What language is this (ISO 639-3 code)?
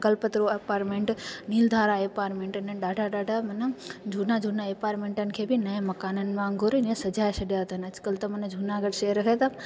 snd